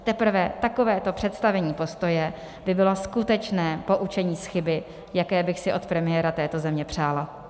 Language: Czech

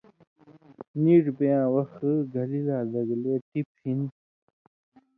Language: Indus Kohistani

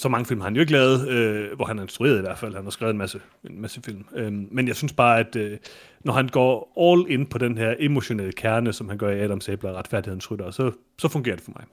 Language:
Danish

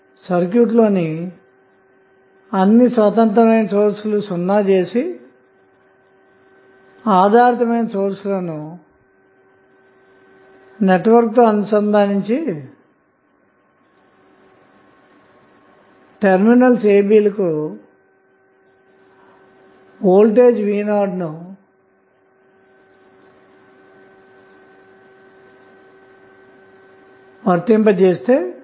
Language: Telugu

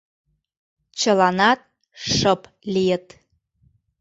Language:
Mari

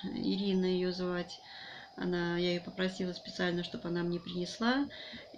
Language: Russian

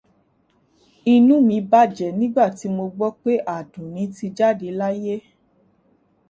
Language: Yoruba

